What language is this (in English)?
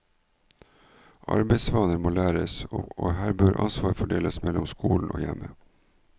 Norwegian